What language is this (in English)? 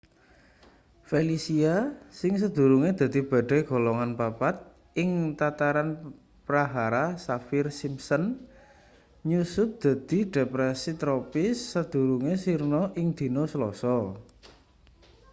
Javanese